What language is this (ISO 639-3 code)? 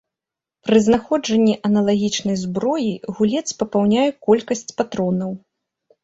bel